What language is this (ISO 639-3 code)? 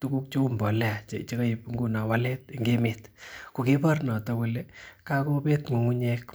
kln